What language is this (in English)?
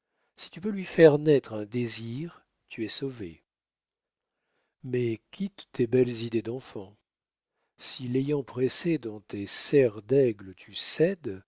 French